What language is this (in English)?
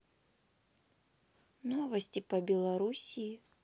Russian